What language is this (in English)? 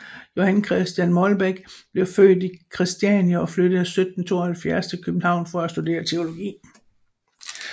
Danish